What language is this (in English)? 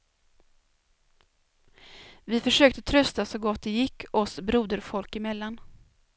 Swedish